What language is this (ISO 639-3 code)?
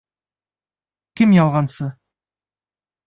bak